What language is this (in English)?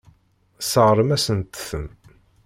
Kabyle